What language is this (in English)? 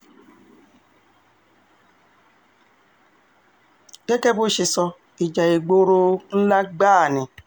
Yoruba